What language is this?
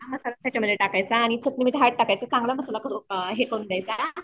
Marathi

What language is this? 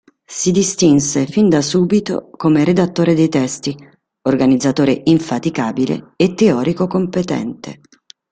Italian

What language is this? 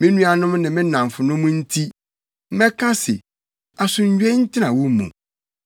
Akan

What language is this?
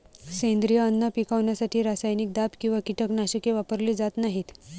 Marathi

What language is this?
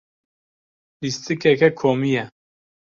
Kurdish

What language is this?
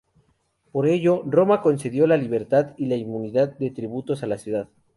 Spanish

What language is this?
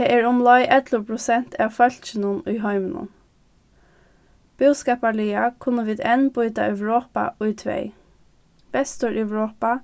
Faroese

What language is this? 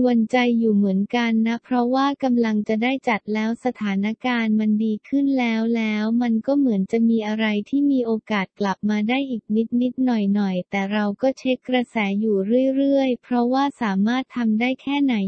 Thai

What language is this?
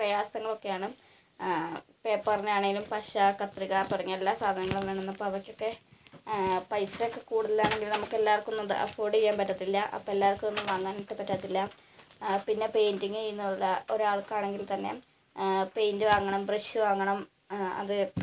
Malayalam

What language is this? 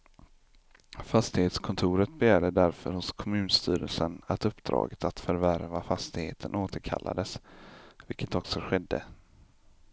Swedish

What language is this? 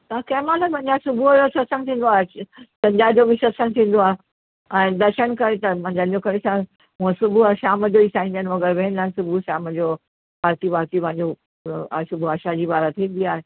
Sindhi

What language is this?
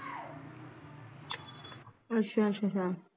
Punjabi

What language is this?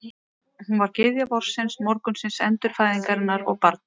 Icelandic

